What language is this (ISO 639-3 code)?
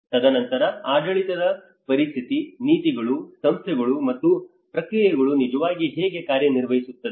kan